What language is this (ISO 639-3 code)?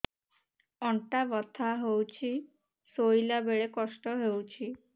ori